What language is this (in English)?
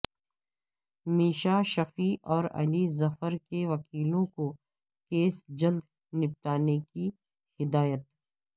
Urdu